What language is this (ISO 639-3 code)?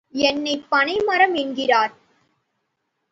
tam